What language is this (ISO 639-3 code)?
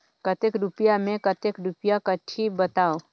hne